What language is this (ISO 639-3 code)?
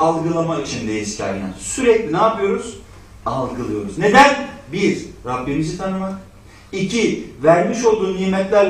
tur